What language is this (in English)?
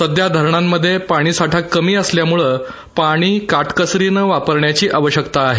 Marathi